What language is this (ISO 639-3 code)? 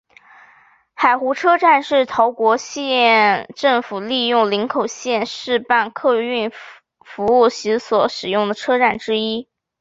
zho